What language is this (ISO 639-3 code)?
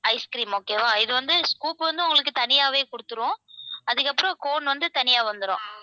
tam